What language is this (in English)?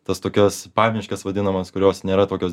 Lithuanian